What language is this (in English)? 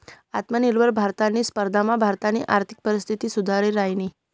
Marathi